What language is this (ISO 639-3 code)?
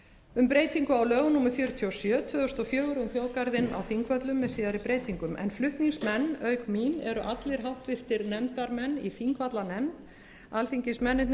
isl